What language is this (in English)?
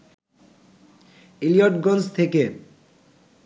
Bangla